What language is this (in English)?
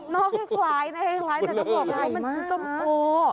Thai